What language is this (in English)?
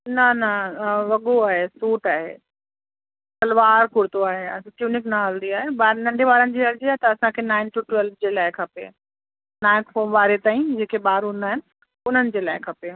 Sindhi